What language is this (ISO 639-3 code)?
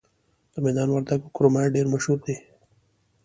pus